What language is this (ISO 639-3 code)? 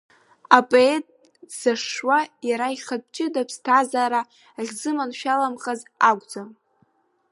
abk